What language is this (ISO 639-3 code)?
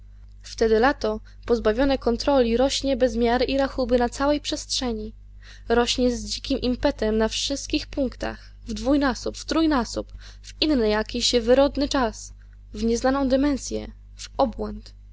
pol